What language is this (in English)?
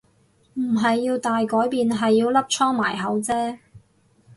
Cantonese